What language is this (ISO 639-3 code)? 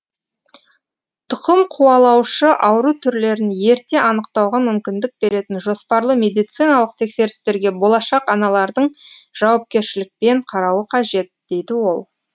kaz